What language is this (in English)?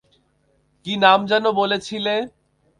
Bangla